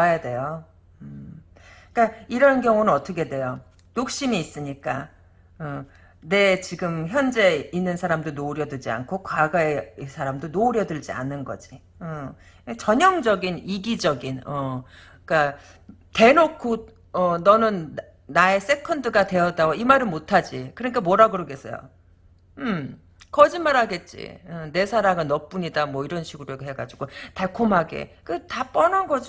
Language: Korean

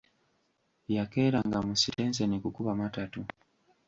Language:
Ganda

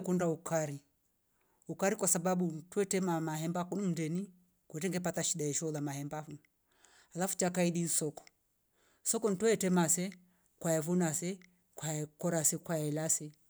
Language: Rombo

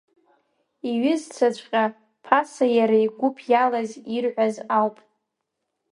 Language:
Abkhazian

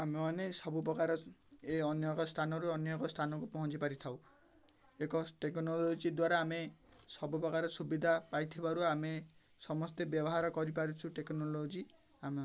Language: Odia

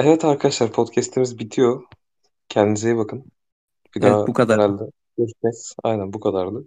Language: Turkish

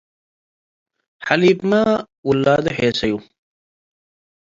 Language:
Tigre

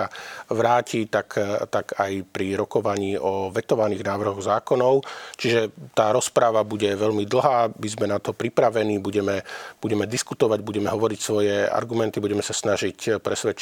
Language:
Slovak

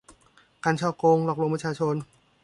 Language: Thai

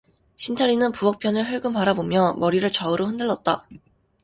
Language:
Korean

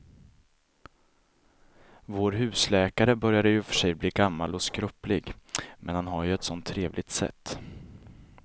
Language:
Swedish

